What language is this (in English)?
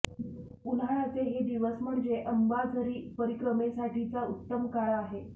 Marathi